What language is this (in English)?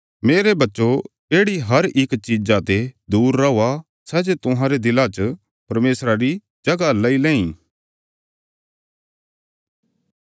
Bilaspuri